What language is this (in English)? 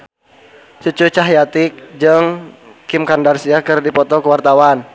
Sundanese